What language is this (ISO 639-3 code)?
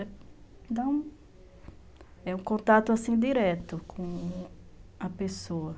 por